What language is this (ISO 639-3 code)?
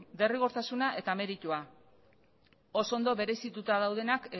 eus